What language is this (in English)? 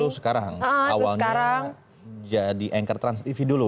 Indonesian